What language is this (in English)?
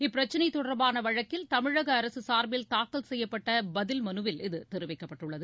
Tamil